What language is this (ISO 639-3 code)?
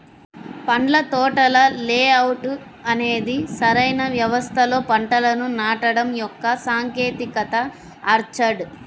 tel